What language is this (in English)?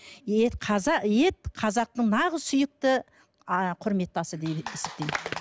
Kazakh